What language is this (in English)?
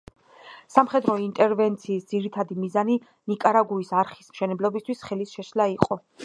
Georgian